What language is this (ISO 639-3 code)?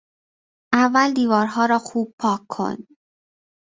fas